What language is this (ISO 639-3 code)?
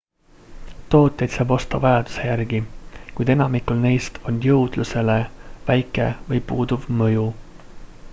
est